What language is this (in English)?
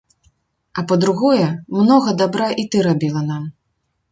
Belarusian